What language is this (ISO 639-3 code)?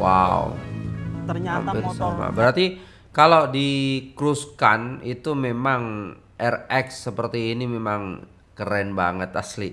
ind